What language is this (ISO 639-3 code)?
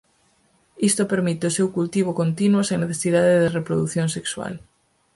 glg